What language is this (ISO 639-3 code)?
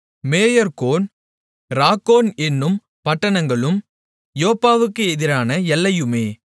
tam